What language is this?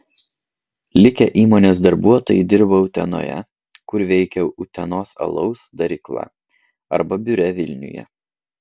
Lithuanian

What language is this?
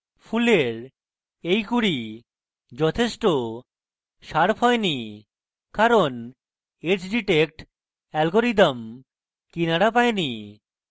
Bangla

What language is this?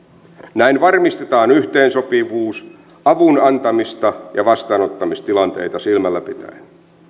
Finnish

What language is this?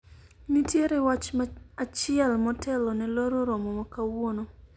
Luo (Kenya and Tanzania)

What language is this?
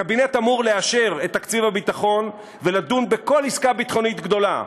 Hebrew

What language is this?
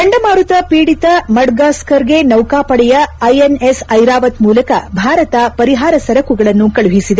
Kannada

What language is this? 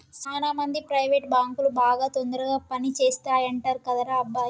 Telugu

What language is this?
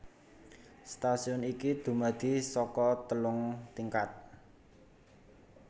Javanese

